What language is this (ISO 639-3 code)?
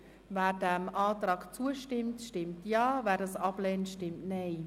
gsw